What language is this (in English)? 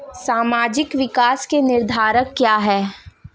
Hindi